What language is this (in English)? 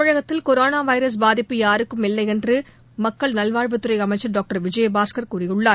Tamil